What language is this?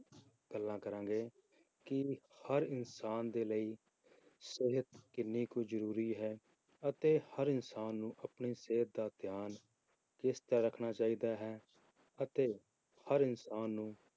Punjabi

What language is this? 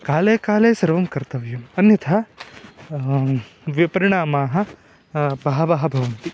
Sanskrit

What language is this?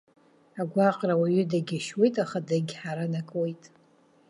Abkhazian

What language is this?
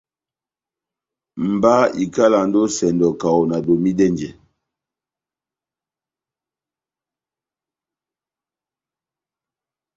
Batanga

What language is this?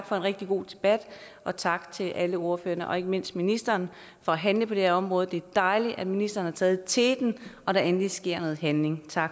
Danish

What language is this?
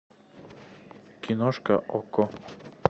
Russian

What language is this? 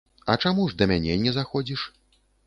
Belarusian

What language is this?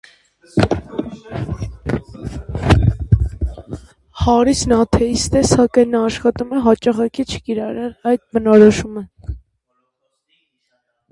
Armenian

